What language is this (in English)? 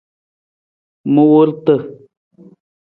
Nawdm